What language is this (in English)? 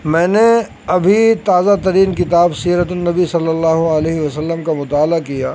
Urdu